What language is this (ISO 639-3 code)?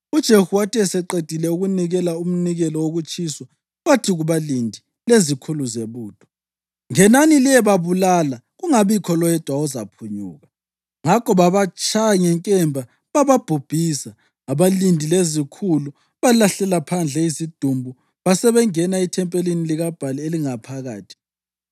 nde